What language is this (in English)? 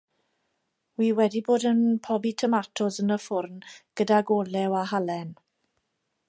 Welsh